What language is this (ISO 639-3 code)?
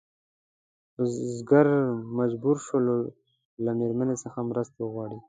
pus